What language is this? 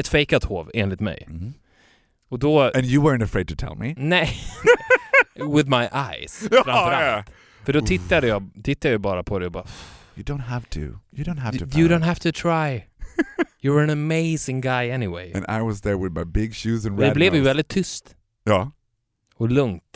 Swedish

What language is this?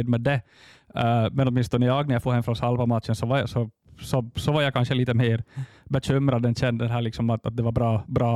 Swedish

